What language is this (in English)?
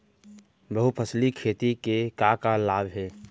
Chhattisgarhi